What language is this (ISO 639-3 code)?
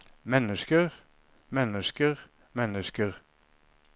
nor